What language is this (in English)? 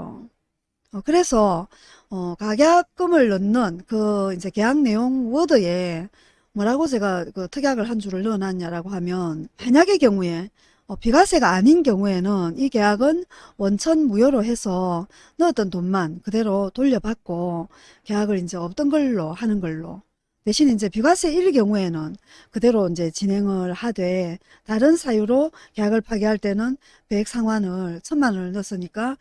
Korean